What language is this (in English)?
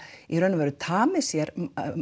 Icelandic